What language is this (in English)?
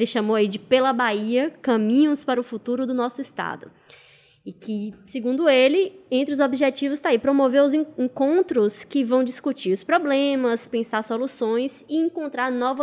Portuguese